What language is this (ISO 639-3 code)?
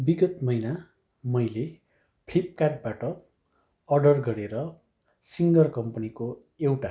nep